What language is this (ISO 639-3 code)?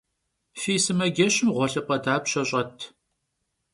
kbd